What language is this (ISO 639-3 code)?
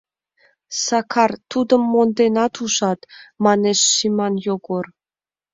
chm